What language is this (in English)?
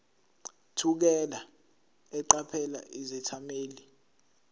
Zulu